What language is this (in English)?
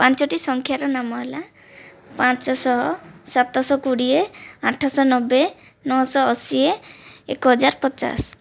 Odia